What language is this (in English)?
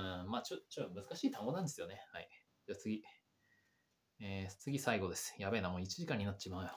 Japanese